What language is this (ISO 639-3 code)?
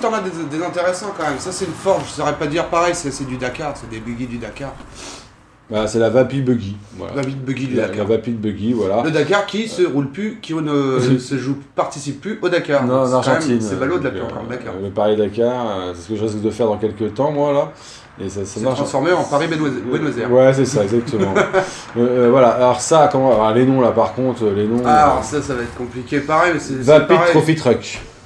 fra